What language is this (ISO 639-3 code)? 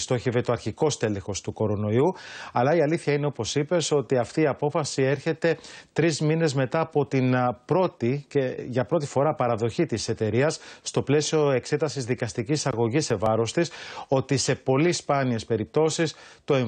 ell